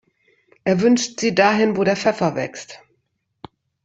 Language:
German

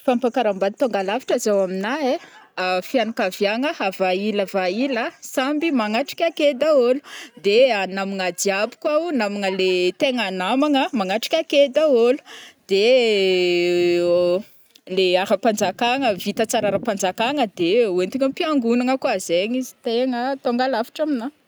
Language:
Northern Betsimisaraka Malagasy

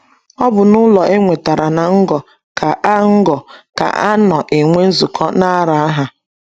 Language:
Igbo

